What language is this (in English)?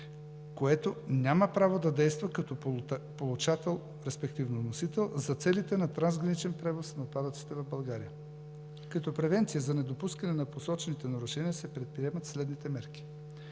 Bulgarian